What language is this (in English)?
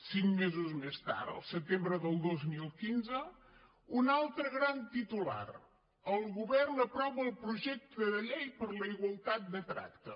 Catalan